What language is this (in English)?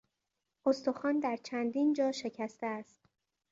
Persian